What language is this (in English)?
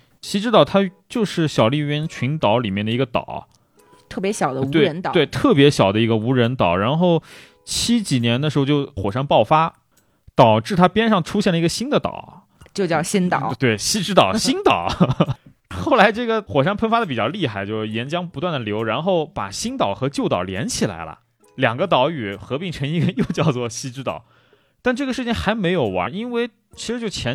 Chinese